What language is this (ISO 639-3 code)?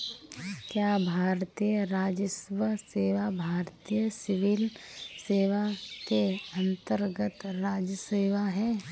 hin